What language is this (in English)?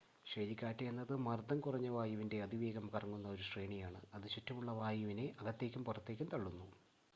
Malayalam